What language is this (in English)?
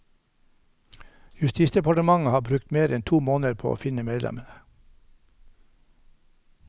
Norwegian